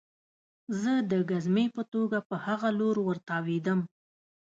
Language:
Pashto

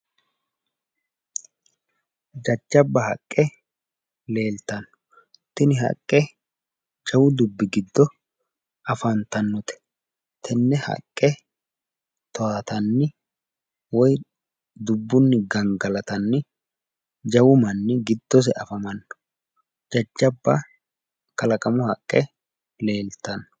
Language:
Sidamo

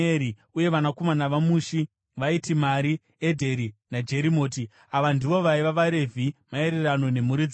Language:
Shona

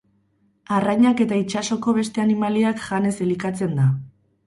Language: Basque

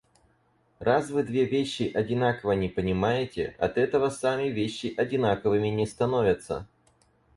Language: Russian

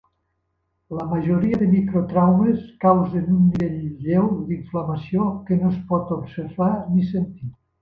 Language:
Catalan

